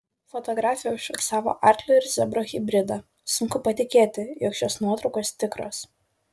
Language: Lithuanian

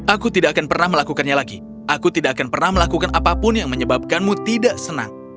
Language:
Indonesian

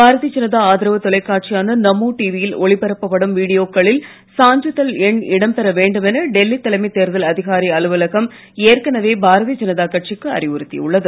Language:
Tamil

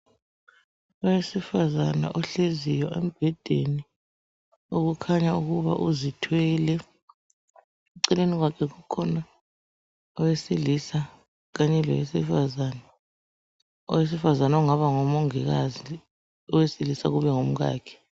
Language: North Ndebele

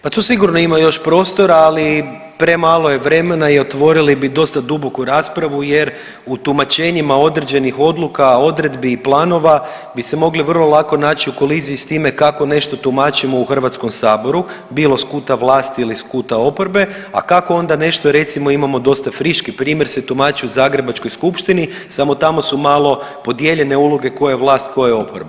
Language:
Croatian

